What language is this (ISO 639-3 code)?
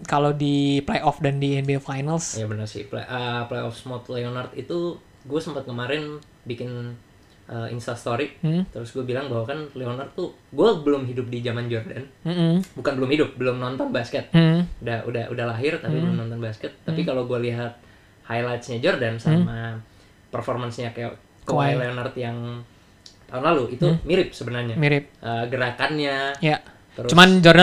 ind